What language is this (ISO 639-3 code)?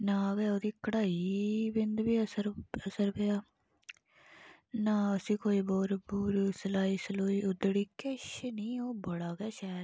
doi